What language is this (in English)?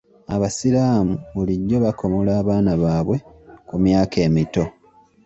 Ganda